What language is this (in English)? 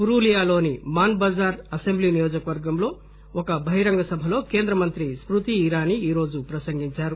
Telugu